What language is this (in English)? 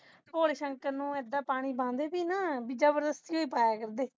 Punjabi